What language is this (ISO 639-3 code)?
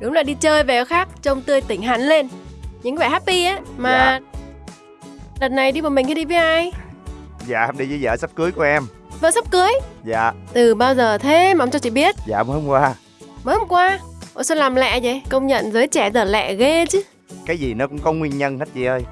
vie